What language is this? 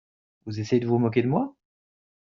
French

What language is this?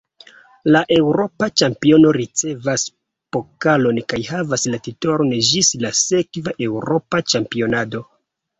Esperanto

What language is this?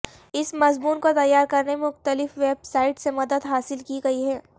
Urdu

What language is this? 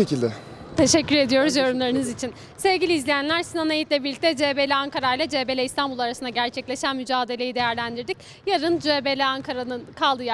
Turkish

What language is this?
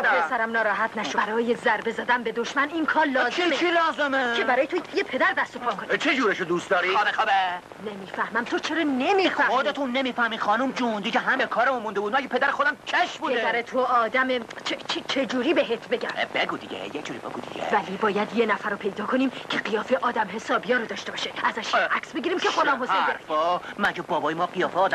Persian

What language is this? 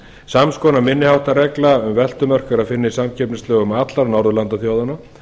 Icelandic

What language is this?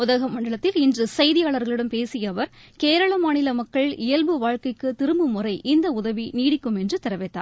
Tamil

